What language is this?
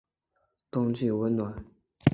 Chinese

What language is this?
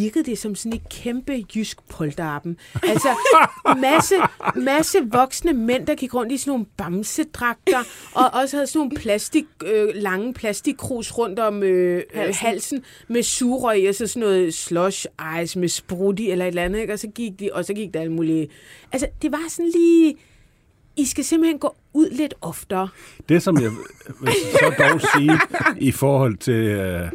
Danish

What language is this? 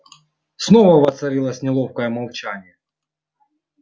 Russian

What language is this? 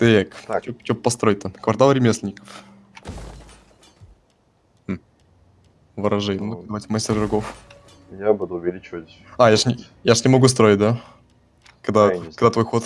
Russian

